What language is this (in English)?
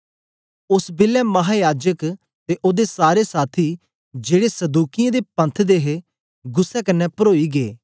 Dogri